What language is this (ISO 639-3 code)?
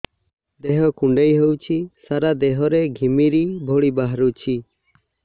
ori